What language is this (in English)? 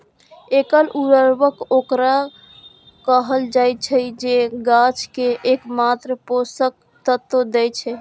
Maithili